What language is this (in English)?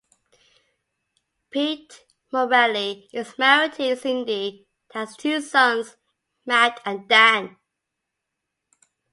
English